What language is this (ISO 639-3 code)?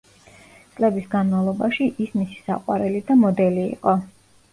kat